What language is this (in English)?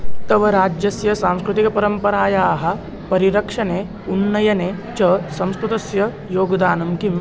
Sanskrit